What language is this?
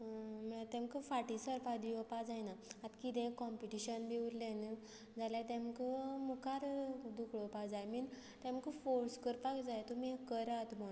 Konkani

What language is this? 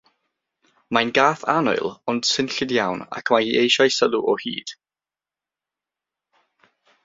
Welsh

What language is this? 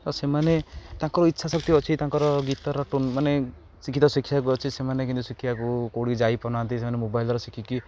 Odia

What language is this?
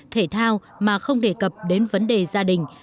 Vietnamese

